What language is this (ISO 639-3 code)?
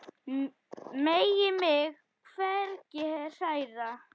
isl